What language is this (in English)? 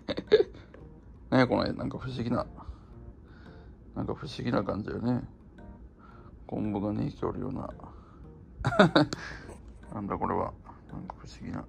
Japanese